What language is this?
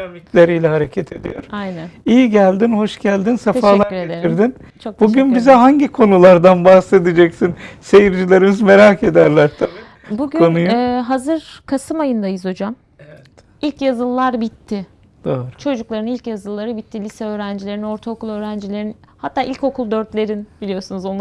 Turkish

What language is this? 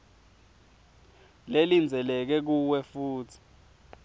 Swati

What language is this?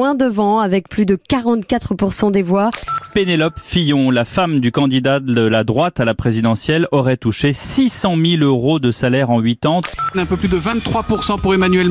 French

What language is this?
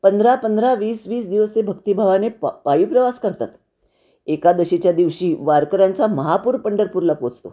Marathi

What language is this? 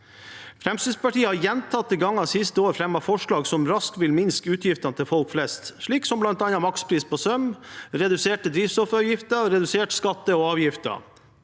Norwegian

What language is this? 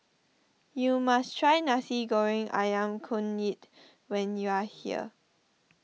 English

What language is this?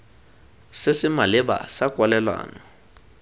Tswana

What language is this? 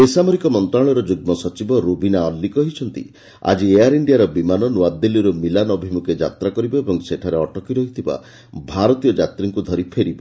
Odia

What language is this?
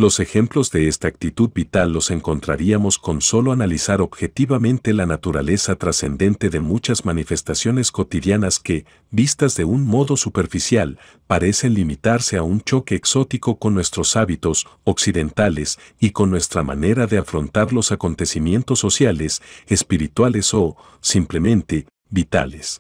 Spanish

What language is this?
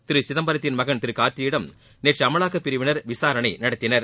Tamil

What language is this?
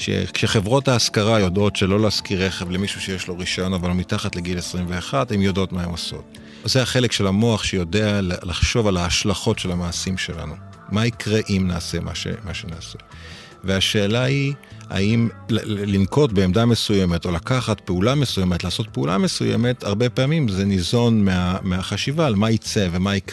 Hebrew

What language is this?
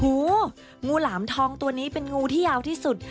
Thai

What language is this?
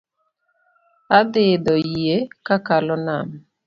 Luo (Kenya and Tanzania)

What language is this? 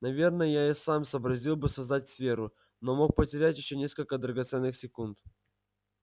Russian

